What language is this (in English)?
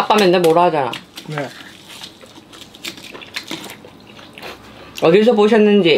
Korean